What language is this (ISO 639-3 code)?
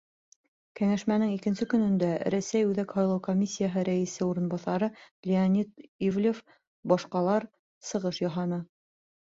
bak